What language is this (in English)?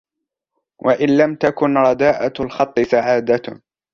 Arabic